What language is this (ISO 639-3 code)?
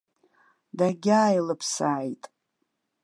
abk